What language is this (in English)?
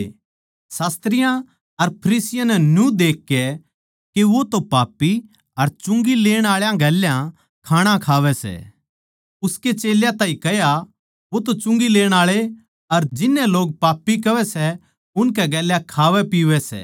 Haryanvi